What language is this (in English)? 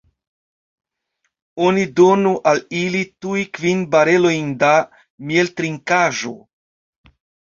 Esperanto